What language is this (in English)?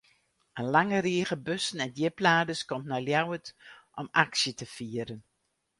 Western Frisian